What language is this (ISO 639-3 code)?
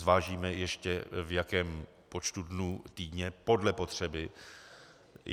ces